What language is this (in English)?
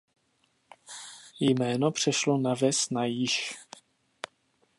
Czech